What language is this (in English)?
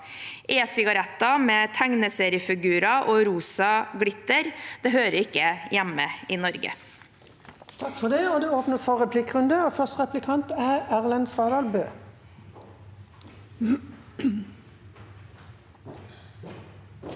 Norwegian